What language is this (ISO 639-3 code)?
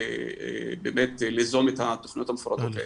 heb